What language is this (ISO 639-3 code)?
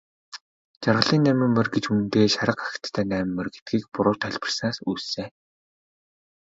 mon